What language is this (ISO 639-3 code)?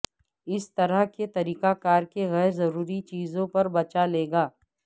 urd